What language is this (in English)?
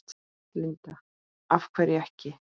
Icelandic